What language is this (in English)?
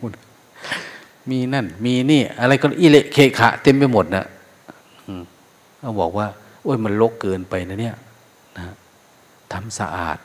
Thai